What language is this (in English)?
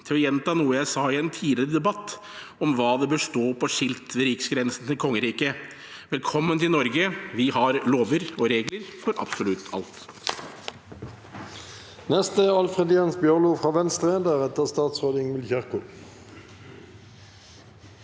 Norwegian